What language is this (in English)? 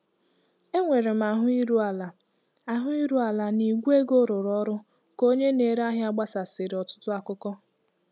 Igbo